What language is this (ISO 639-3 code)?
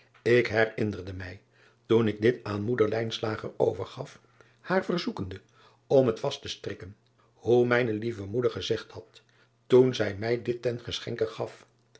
nld